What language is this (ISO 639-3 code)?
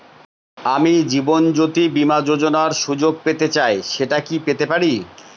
ben